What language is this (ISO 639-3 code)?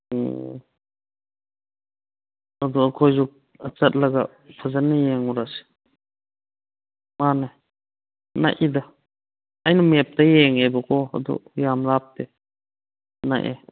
mni